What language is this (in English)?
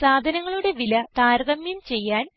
Malayalam